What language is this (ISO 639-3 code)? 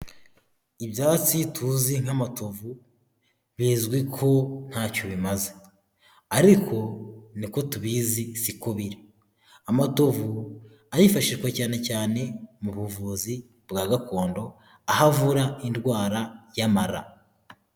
kin